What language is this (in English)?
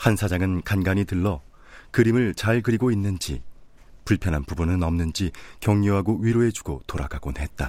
Korean